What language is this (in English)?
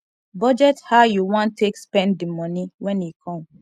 Nigerian Pidgin